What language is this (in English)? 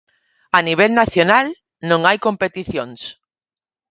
Galician